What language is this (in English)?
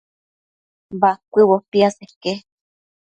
Matsés